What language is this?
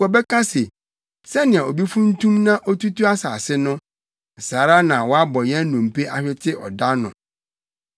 Akan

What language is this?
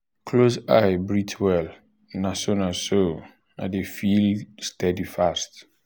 Nigerian Pidgin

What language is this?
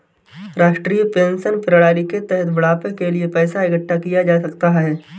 Hindi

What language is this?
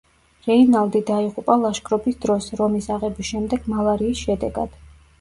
Georgian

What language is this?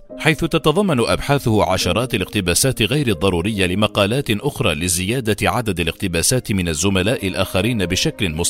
Arabic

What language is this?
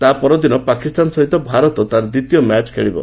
Odia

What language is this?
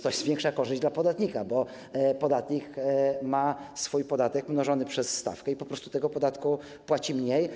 Polish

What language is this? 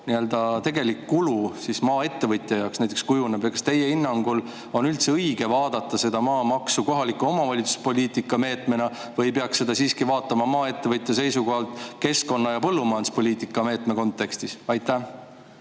Estonian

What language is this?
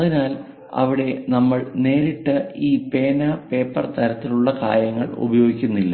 Malayalam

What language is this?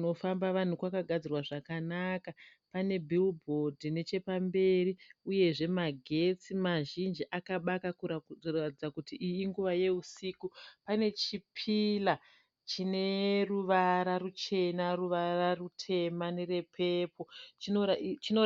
Shona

